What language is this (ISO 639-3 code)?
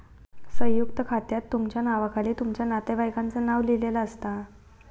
mar